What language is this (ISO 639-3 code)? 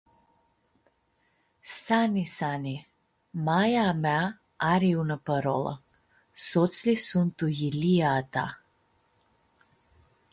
rup